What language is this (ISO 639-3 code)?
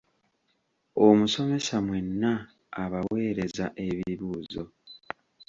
lug